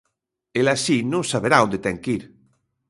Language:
Galician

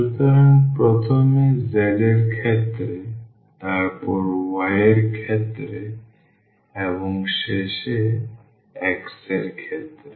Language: Bangla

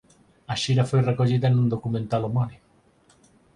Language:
Galician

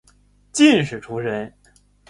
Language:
Chinese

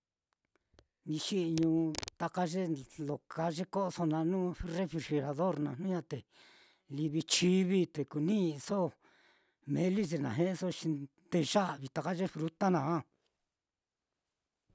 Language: Mitlatongo Mixtec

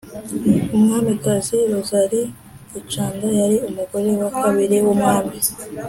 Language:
Kinyarwanda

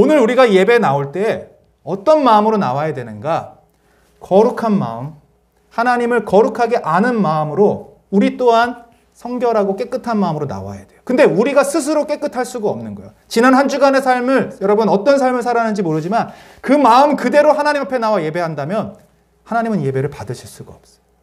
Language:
Korean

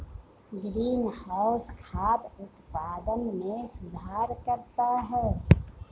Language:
Hindi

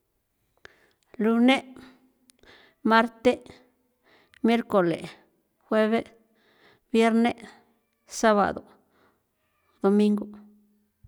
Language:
San Felipe Otlaltepec Popoloca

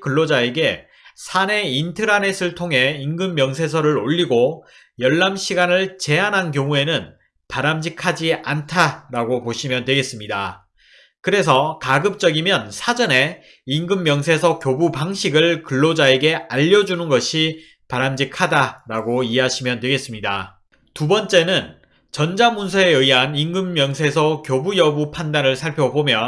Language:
Korean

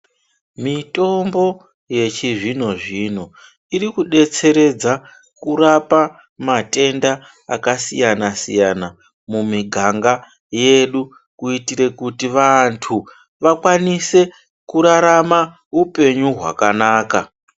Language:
Ndau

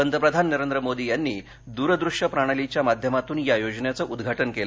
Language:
Marathi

